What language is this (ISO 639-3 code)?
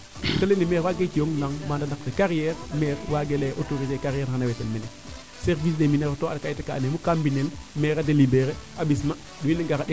srr